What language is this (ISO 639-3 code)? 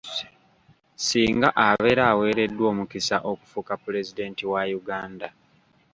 lug